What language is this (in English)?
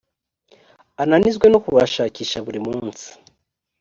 Kinyarwanda